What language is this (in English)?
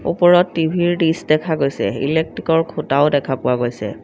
Assamese